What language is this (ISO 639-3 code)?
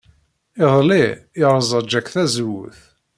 kab